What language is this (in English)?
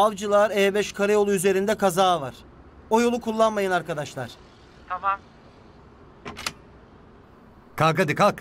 Turkish